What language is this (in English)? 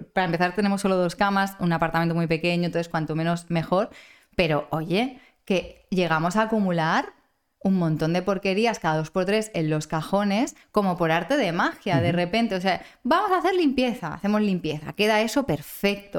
Spanish